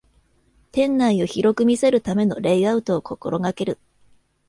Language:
Japanese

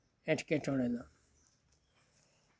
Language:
Santali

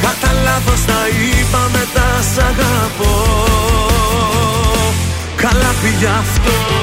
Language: Greek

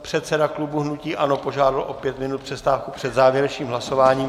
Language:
Czech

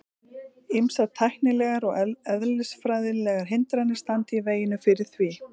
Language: Icelandic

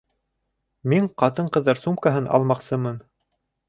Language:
Bashkir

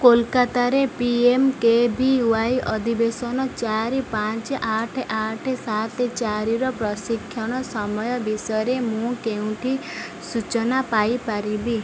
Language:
Odia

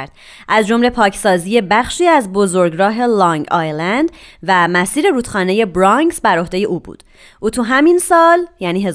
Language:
Persian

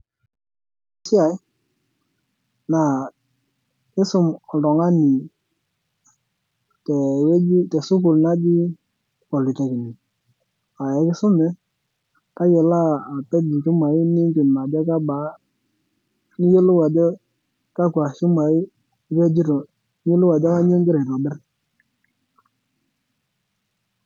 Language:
Masai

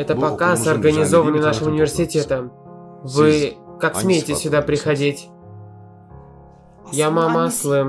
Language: Russian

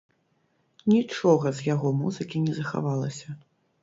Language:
Belarusian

